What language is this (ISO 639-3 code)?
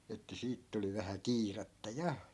fin